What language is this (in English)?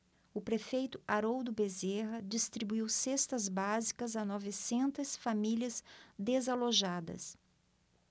Portuguese